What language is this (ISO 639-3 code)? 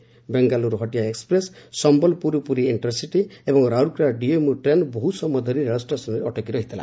ori